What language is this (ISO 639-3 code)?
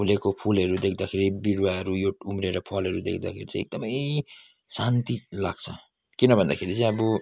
nep